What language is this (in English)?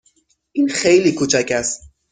Persian